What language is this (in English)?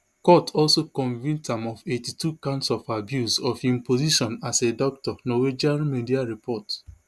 Nigerian Pidgin